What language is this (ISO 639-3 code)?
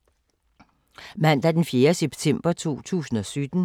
dan